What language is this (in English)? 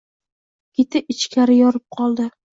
Uzbek